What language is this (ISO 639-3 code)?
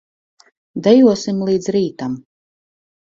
lav